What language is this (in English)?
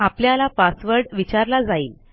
Marathi